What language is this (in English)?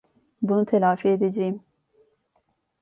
Turkish